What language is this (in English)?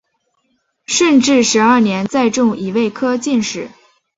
Chinese